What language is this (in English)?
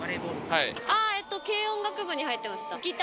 Japanese